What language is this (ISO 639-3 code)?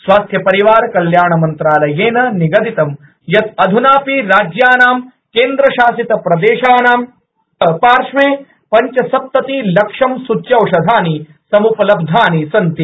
san